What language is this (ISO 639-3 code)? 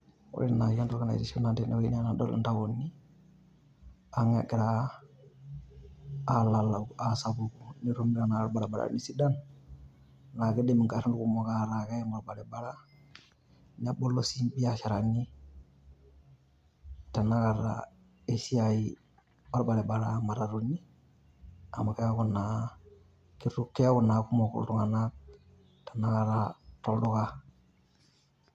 mas